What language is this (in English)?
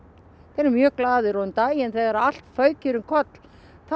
Icelandic